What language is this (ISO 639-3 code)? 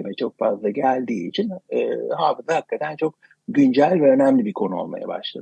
tur